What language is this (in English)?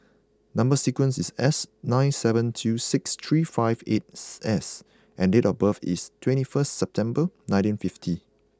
English